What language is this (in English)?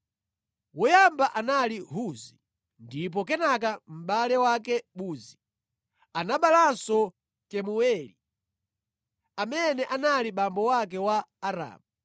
Nyanja